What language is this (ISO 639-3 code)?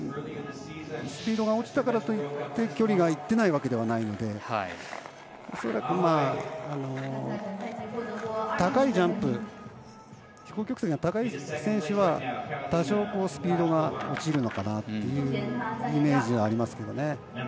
jpn